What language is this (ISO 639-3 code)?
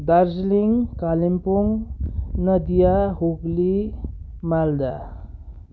nep